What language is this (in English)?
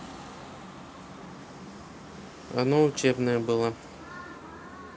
Russian